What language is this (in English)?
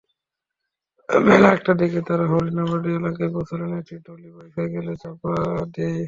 Bangla